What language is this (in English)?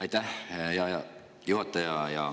Estonian